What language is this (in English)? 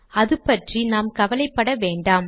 Tamil